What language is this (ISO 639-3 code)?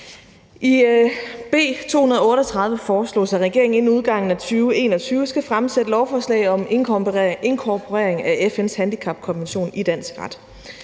dan